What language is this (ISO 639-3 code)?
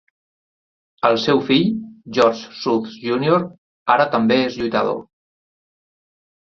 cat